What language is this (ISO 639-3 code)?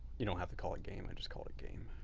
eng